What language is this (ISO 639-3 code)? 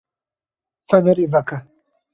kur